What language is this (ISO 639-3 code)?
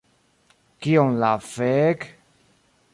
epo